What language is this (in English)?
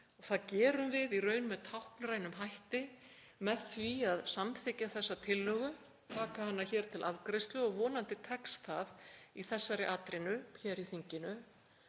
Icelandic